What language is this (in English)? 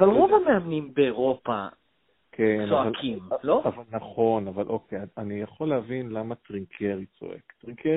Hebrew